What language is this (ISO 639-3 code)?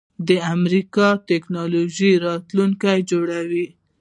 pus